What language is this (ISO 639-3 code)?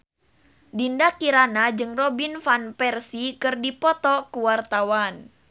sun